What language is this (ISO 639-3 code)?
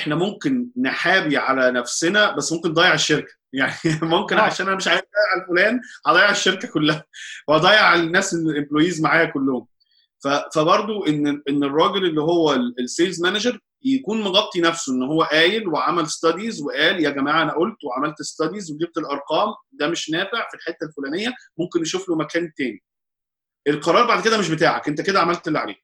ara